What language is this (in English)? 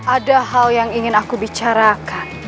Indonesian